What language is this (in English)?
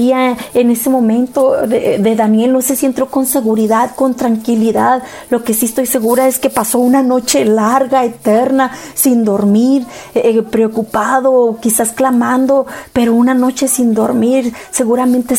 Spanish